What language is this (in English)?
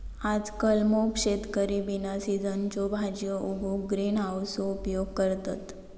Marathi